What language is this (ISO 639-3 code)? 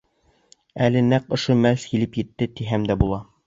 bak